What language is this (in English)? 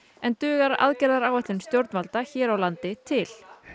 Icelandic